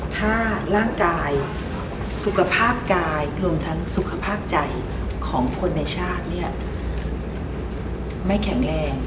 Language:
Thai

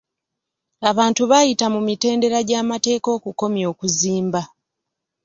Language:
Ganda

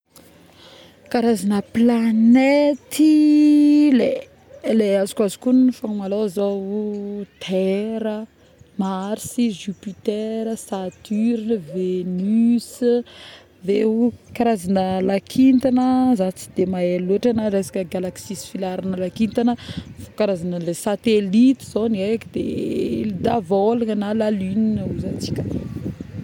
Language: Northern Betsimisaraka Malagasy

